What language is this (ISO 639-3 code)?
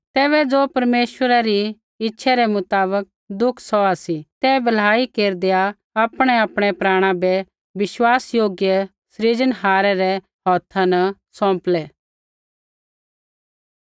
kfx